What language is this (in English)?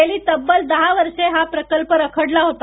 Marathi